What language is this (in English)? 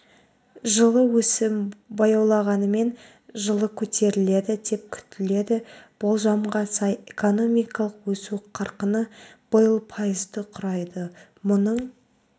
Kazakh